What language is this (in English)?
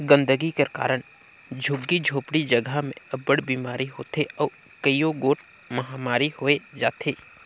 Chhattisgarhi